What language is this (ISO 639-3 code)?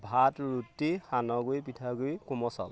asm